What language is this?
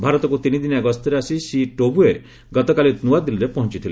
Odia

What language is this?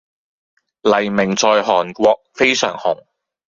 Cantonese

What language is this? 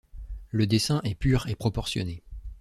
French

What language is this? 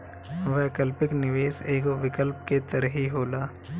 Bhojpuri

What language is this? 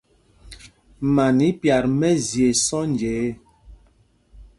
Mpumpong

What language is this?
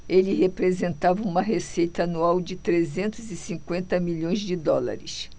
Portuguese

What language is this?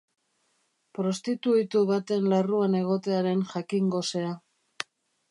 Basque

